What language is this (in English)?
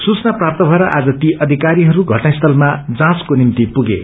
Nepali